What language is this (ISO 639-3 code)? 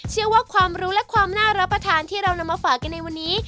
tha